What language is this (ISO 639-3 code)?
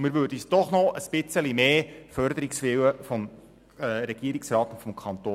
gsw